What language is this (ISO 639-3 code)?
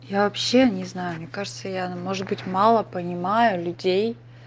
rus